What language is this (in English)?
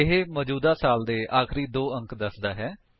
Punjabi